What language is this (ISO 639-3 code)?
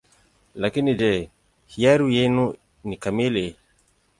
swa